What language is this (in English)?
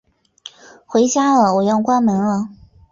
Chinese